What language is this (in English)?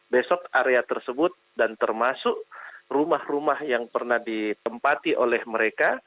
Indonesian